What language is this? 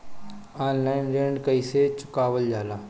Bhojpuri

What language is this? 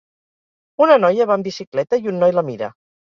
Catalan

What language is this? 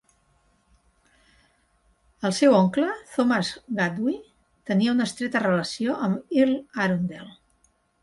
Catalan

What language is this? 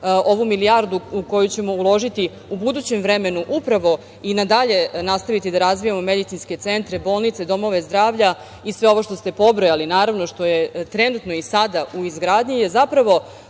Serbian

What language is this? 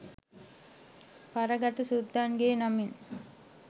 Sinhala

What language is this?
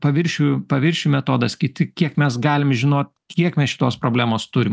Lithuanian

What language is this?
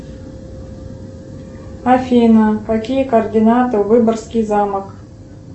Russian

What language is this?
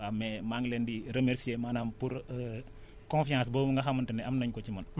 Wolof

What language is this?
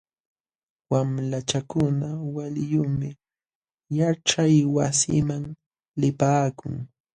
Jauja Wanca Quechua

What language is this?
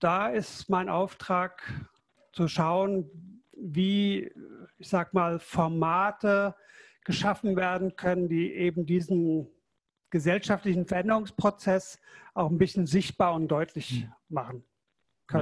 German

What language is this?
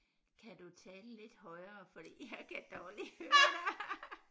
Danish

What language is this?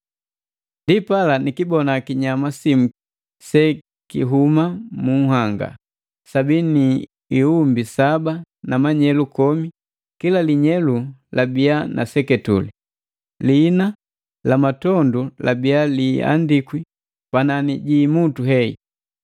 Matengo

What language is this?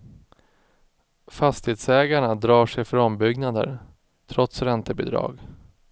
Swedish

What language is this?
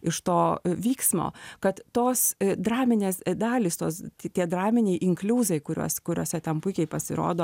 Lithuanian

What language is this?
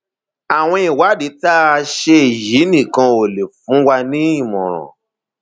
Yoruba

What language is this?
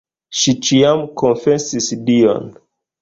Esperanto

